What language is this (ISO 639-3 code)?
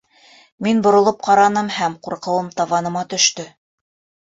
bak